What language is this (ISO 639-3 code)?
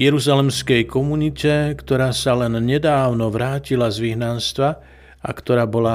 slk